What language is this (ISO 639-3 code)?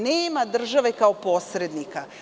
srp